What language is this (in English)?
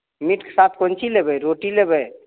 Maithili